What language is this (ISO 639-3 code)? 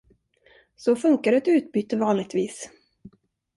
swe